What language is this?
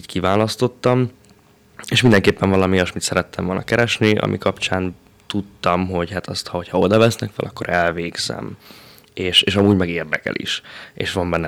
Hungarian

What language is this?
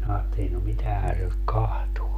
Finnish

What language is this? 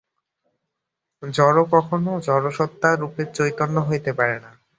Bangla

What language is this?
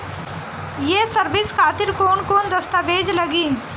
Bhojpuri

